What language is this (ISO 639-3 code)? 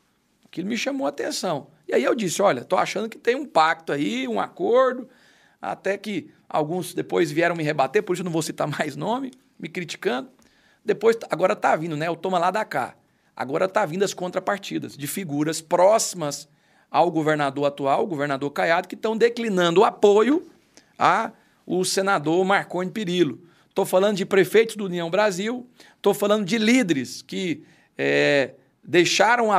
por